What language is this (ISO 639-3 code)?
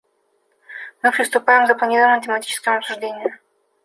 rus